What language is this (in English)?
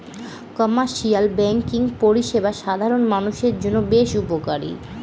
Bangla